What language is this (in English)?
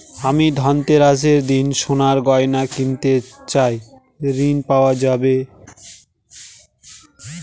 Bangla